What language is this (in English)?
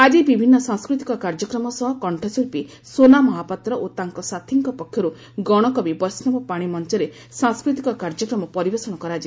Odia